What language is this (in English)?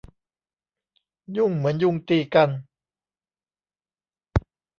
Thai